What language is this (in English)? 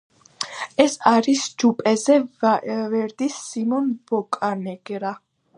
Georgian